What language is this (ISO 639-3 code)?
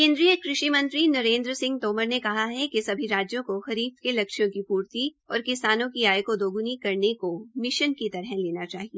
hin